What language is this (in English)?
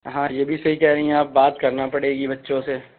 Urdu